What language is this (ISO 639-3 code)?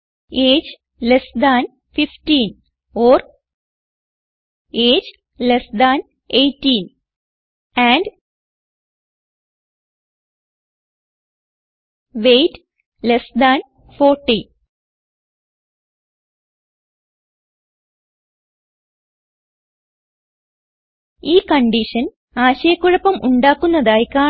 mal